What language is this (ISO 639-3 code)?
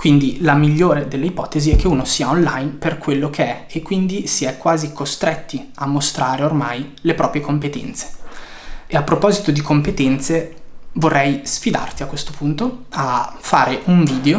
ita